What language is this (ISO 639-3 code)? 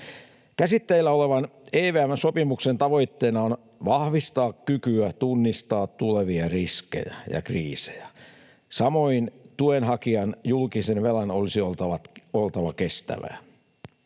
fin